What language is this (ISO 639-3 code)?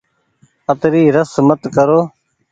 gig